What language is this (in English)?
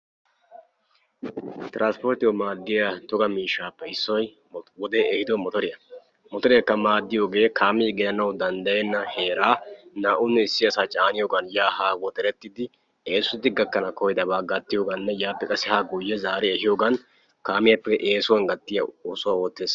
Wolaytta